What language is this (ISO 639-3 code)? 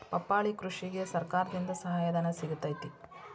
kan